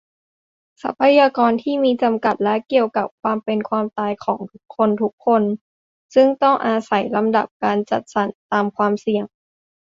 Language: Thai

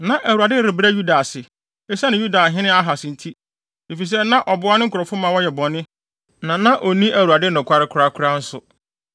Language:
Akan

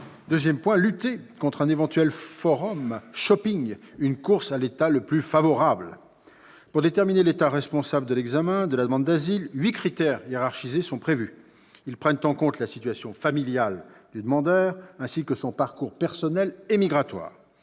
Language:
French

